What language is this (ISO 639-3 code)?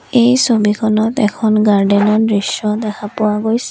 asm